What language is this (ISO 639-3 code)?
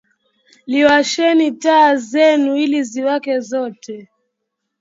swa